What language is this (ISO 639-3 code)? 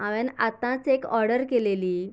kok